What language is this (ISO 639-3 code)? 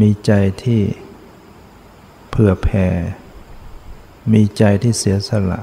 tha